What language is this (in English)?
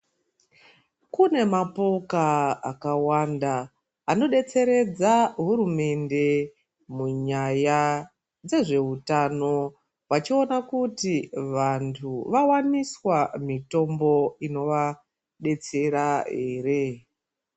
Ndau